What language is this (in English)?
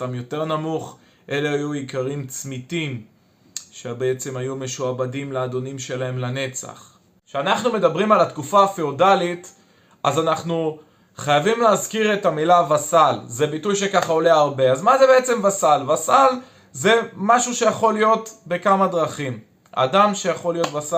Hebrew